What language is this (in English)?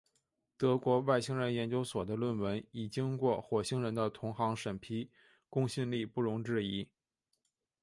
Chinese